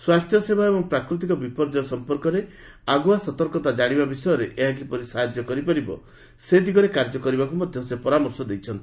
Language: Odia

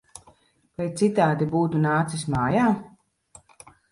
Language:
Latvian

